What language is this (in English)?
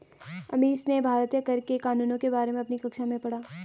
Hindi